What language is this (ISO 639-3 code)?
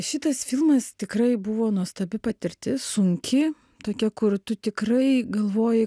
lit